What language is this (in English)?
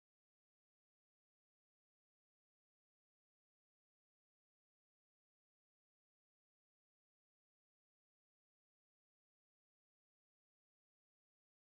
Vietnamese